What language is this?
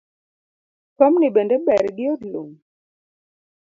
Luo (Kenya and Tanzania)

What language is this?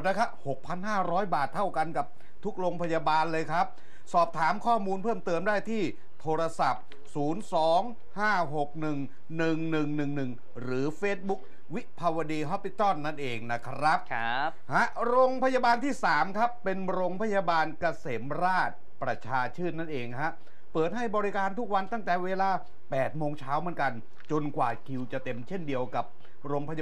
Thai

